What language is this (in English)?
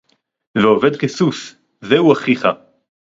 Hebrew